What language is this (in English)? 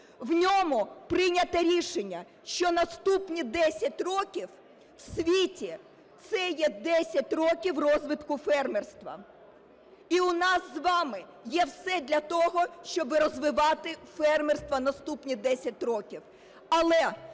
Ukrainian